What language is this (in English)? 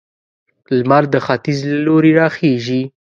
Pashto